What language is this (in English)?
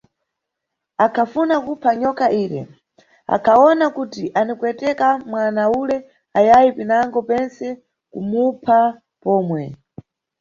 Nyungwe